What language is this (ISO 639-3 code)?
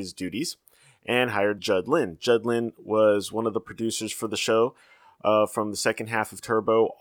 eng